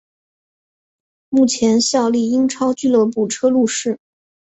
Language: Chinese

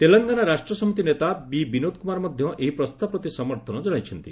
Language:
Odia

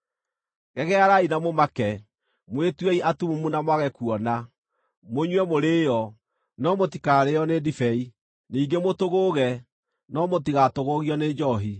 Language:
Kikuyu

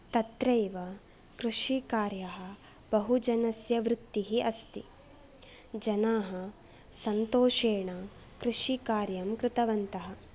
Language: Sanskrit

